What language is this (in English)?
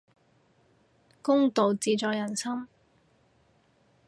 Cantonese